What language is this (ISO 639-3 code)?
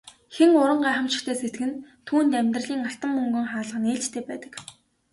mon